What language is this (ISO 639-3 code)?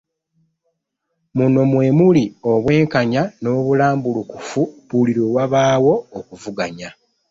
lug